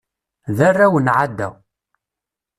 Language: Kabyle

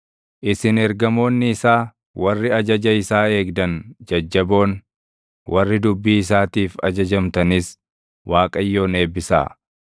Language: Oromo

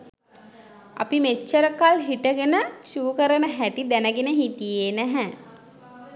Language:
Sinhala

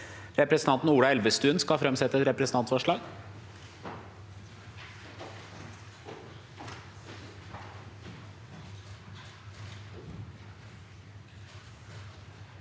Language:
Norwegian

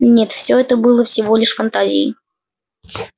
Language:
Russian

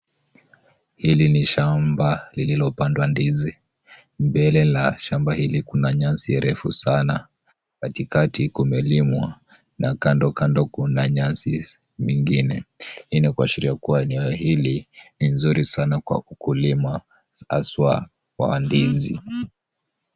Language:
Swahili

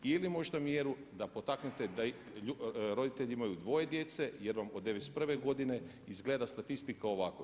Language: Croatian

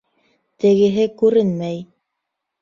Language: Bashkir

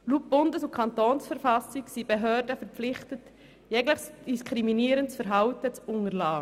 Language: Swiss German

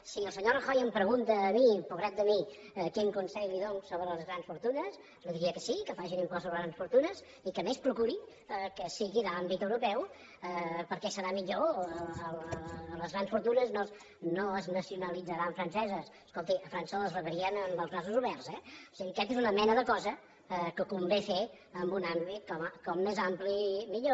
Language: Catalan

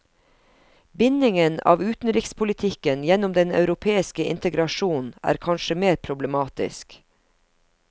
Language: Norwegian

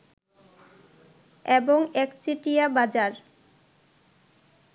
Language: Bangla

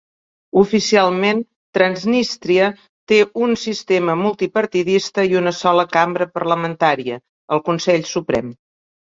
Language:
Catalan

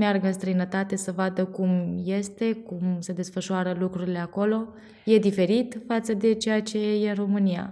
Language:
Romanian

